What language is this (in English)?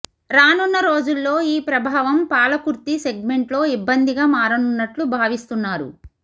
Telugu